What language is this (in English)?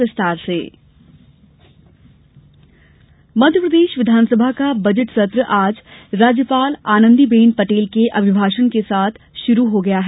Hindi